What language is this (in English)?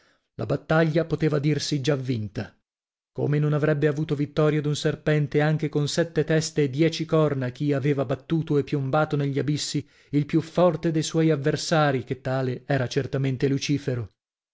Italian